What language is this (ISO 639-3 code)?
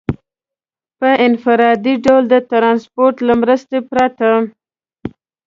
pus